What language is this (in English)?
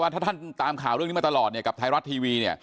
Thai